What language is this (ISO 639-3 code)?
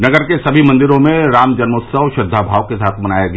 hin